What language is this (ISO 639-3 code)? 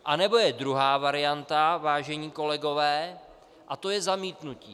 ces